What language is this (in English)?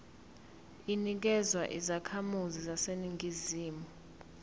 Zulu